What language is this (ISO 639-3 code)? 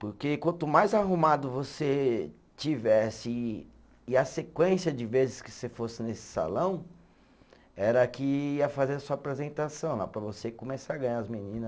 por